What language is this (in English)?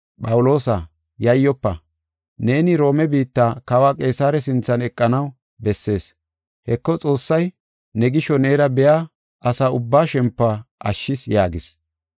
Gofa